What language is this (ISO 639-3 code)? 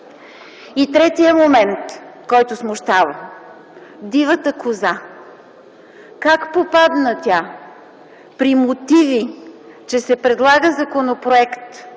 bul